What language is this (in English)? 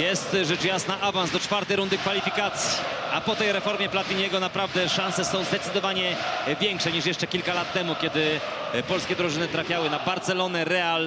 Polish